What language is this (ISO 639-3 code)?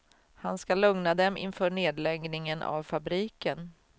swe